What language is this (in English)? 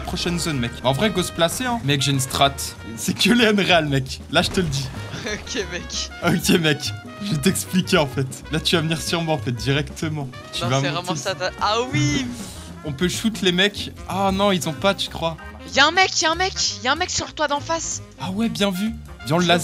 French